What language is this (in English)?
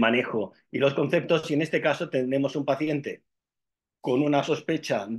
Spanish